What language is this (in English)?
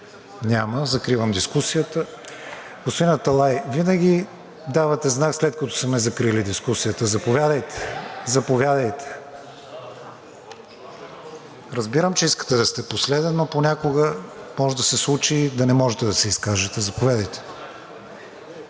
Bulgarian